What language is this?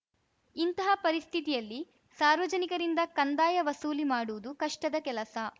Kannada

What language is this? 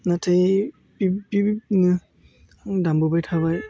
Bodo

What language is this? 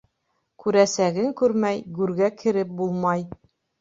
Bashkir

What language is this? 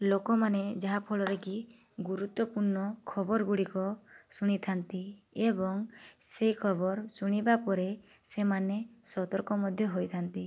Odia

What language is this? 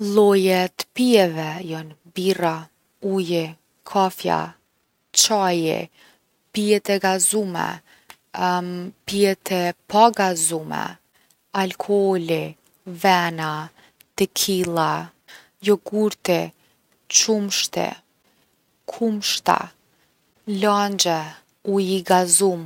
Gheg Albanian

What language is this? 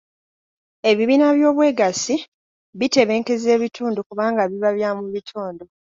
Ganda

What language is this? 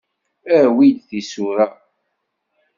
Kabyle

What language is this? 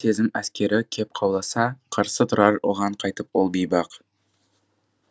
Kazakh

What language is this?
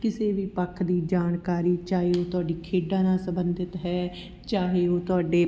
Punjabi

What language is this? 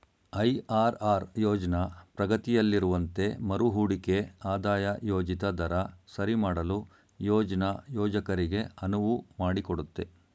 Kannada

